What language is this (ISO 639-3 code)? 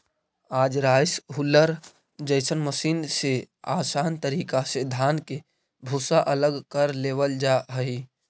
mag